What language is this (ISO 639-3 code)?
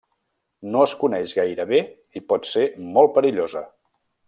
cat